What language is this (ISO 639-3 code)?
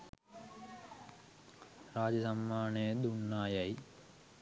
sin